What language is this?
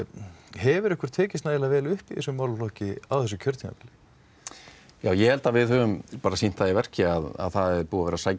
Icelandic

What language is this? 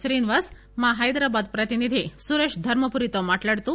Telugu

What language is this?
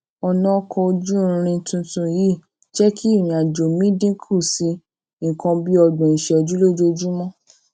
Yoruba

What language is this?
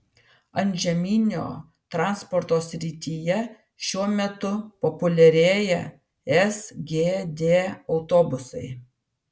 Lithuanian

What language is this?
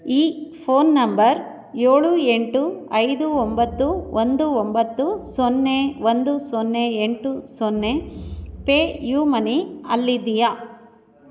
Kannada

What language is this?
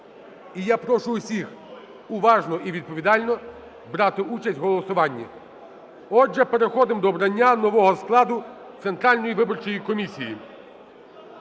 Ukrainian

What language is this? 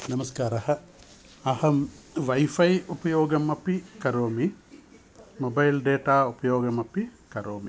Sanskrit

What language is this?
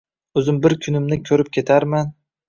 Uzbek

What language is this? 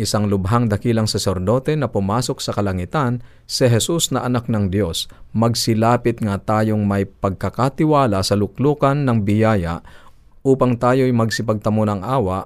Filipino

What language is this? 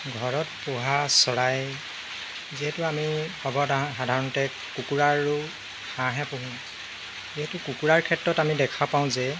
Assamese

